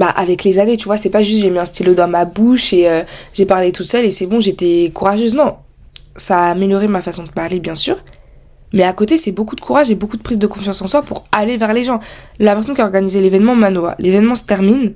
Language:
French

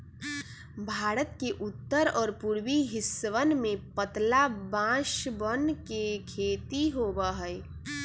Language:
Magahi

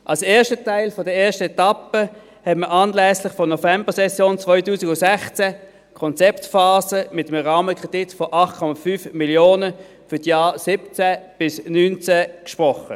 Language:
Swiss German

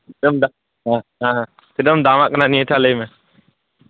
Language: Santali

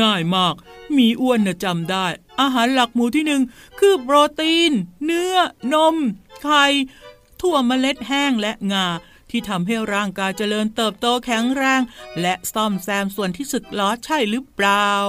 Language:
Thai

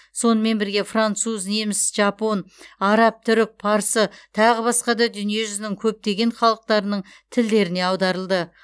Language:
Kazakh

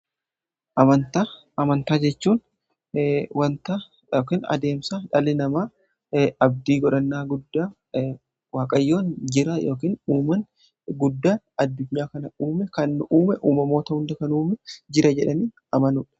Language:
Oromo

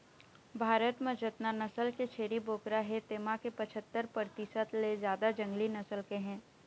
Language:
Chhattisgarhi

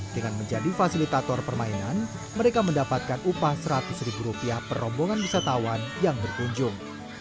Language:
Indonesian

